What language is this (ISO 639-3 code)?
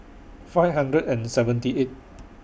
eng